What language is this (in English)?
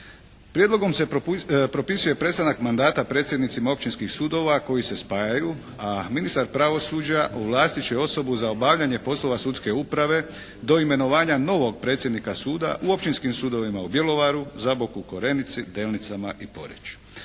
Croatian